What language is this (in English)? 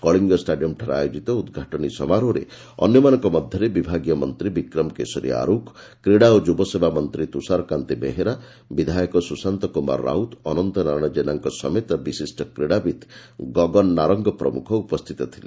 Odia